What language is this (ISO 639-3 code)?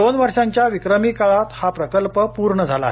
mar